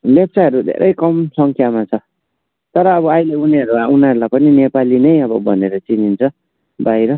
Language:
Nepali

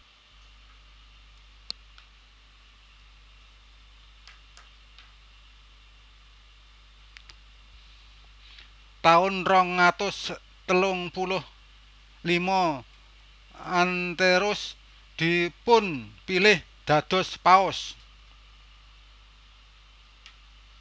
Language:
Javanese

